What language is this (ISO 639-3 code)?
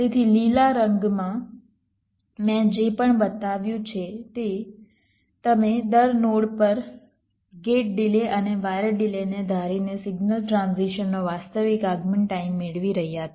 guj